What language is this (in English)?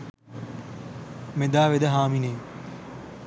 Sinhala